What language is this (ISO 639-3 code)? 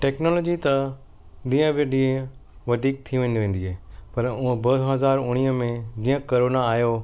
snd